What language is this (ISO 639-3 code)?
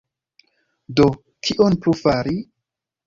epo